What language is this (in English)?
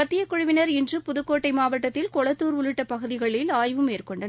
Tamil